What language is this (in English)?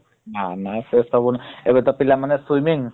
Odia